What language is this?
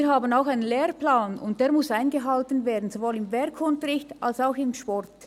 Swiss German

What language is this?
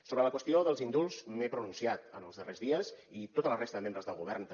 Catalan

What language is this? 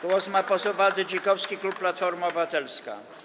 Polish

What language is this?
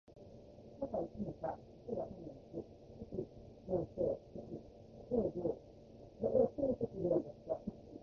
Japanese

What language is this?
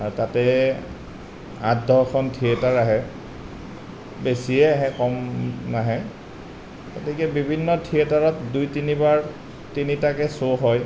Assamese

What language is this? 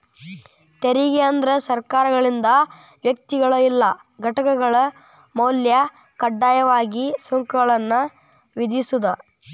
Kannada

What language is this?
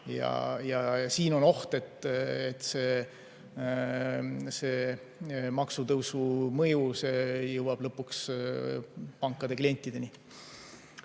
Estonian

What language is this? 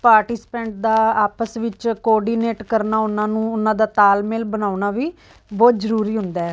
Punjabi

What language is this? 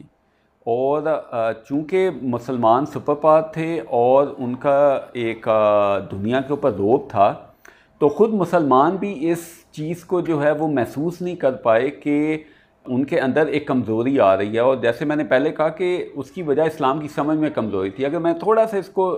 Urdu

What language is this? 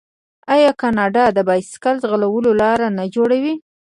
Pashto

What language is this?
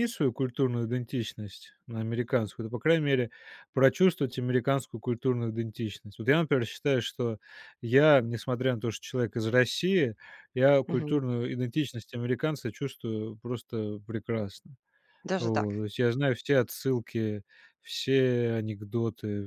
Russian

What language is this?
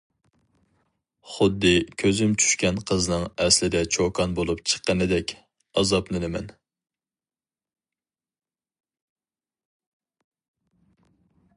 Uyghur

